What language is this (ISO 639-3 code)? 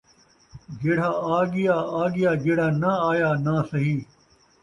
skr